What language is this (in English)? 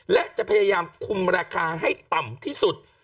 Thai